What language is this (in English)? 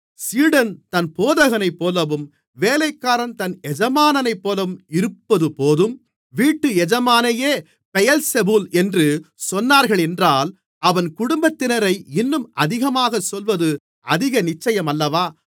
Tamil